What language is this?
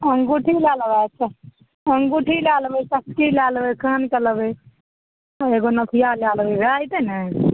Maithili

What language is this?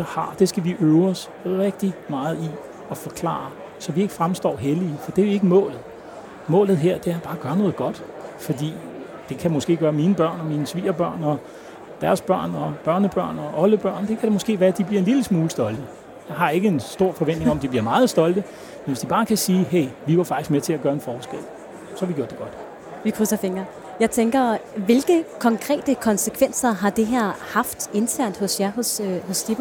Danish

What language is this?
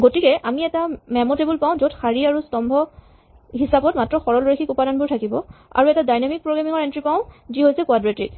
Assamese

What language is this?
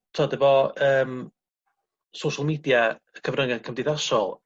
Welsh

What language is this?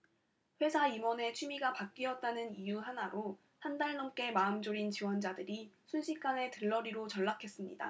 Korean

